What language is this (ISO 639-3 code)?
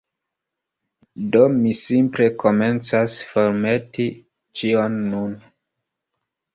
epo